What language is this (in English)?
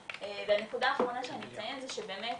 Hebrew